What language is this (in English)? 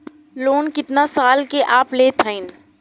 Bhojpuri